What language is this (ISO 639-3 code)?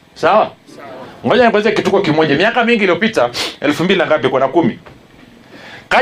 swa